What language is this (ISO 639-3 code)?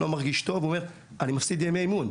heb